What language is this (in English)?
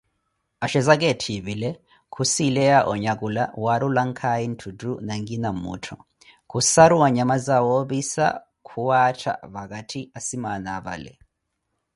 Koti